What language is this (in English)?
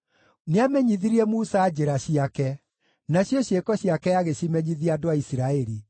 Kikuyu